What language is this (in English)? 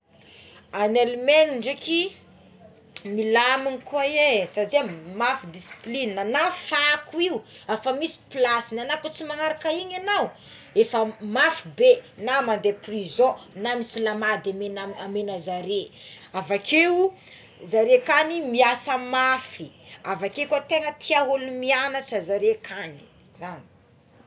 Tsimihety Malagasy